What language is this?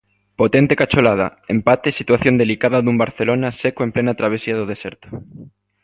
Galician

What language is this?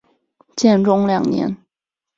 Chinese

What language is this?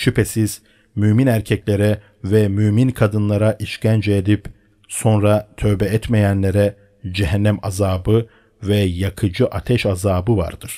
Turkish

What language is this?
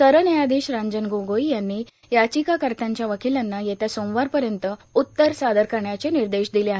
Marathi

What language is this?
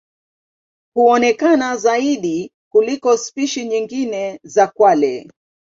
Swahili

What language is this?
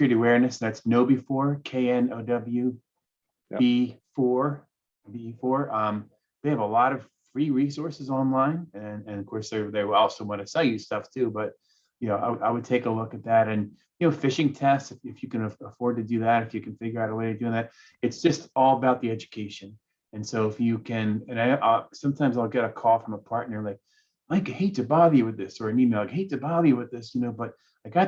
English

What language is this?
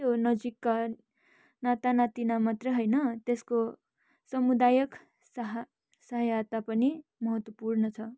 Nepali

